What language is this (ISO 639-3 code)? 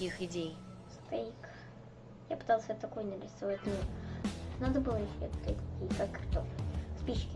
rus